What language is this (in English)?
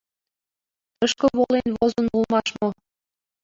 Mari